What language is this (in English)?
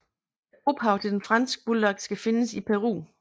Danish